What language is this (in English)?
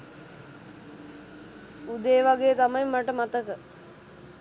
Sinhala